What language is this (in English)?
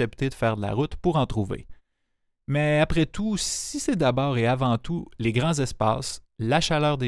French